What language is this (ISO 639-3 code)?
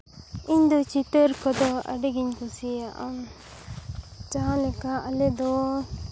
sat